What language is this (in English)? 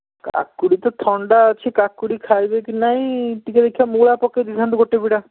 Odia